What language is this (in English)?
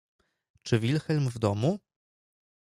Polish